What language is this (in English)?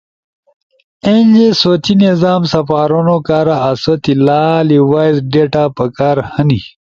Ushojo